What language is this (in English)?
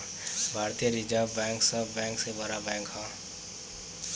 Bhojpuri